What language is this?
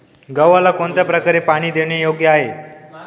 Marathi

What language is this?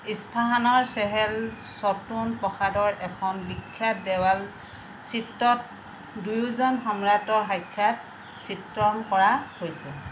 Assamese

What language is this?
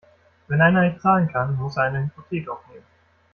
German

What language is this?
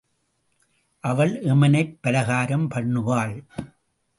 Tamil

